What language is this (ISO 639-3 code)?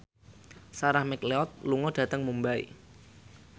jav